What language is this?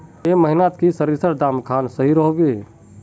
Magahi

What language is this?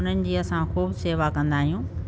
Sindhi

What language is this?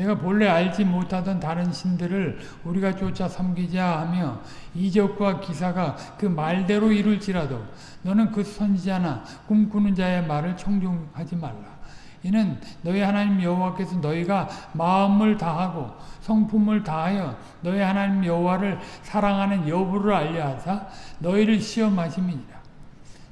Korean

